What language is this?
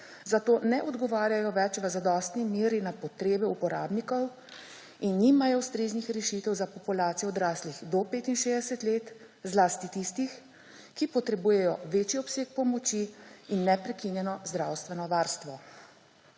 Slovenian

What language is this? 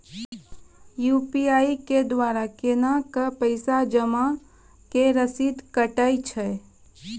Maithili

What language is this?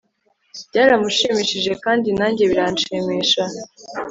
Kinyarwanda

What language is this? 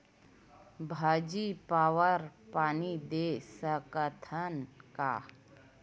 Chhattisgarhi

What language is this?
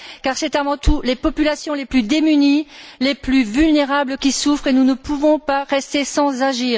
French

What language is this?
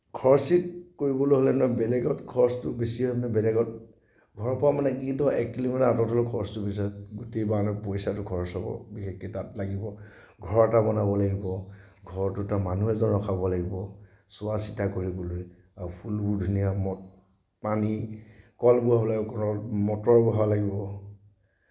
Assamese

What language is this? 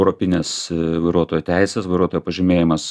Lithuanian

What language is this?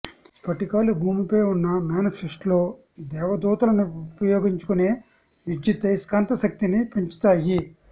Telugu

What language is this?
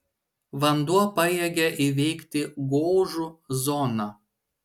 Lithuanian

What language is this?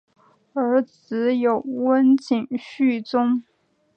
Chinese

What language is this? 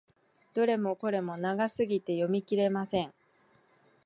Japanese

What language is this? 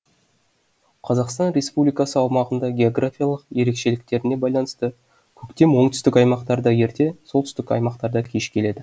Kazakh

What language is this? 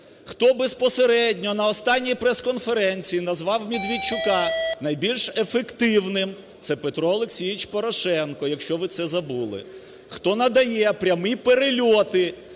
Ukrainian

